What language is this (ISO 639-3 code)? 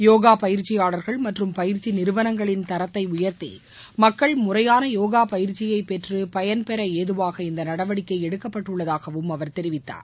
tam